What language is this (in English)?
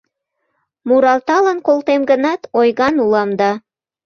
Mari